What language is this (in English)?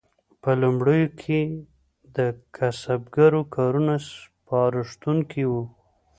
Pashto